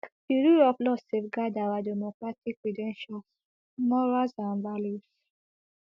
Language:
Nigerian Pidgin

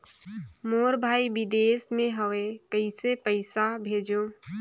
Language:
Chhattisgarhi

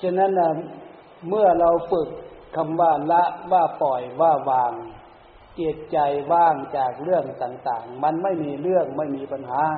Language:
Thai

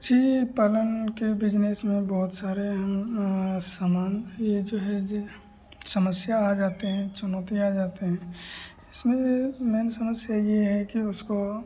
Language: Hindi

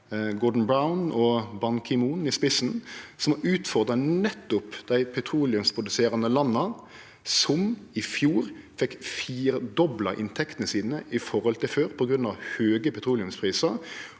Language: Norwegian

